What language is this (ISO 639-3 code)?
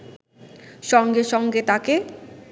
ben